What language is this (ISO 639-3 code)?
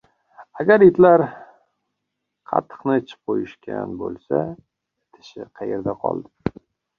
uzb